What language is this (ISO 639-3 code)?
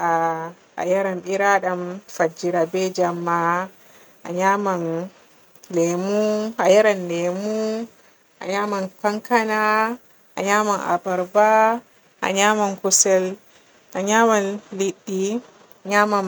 fue